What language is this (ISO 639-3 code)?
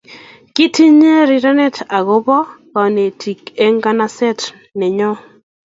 kln